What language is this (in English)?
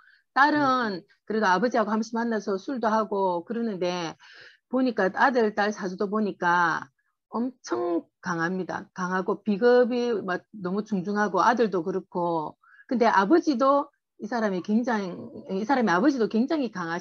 Korean